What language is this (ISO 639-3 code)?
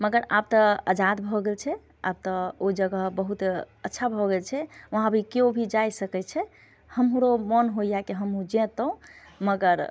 mai